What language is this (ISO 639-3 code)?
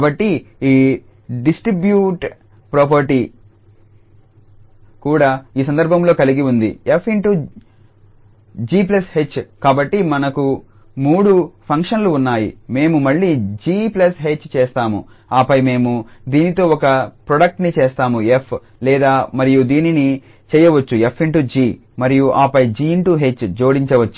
tel